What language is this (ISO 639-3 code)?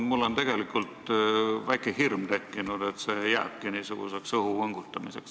est